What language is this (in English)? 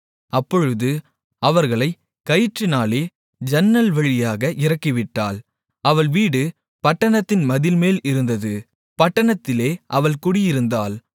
Tamil